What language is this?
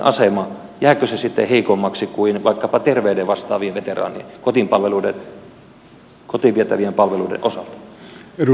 Finnish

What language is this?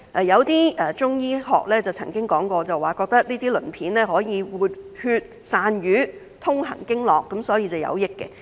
Cantonese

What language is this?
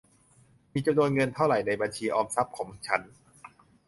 Thai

